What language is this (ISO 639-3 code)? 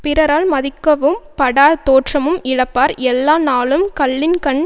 tam